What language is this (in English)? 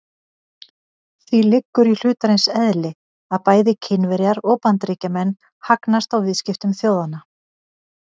Icelandic